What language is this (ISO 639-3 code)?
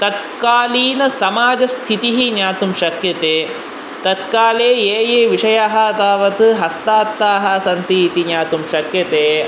san